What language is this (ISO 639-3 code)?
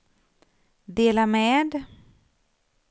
swe